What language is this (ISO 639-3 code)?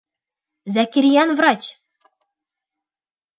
bak